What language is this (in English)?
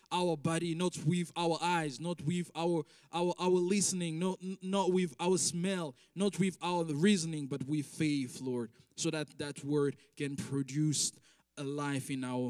French